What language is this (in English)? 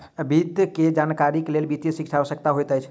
Maithili